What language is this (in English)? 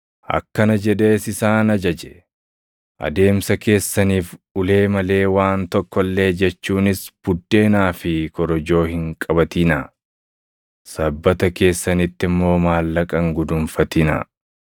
Oromo